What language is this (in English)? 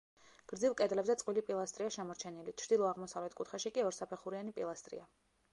Georgian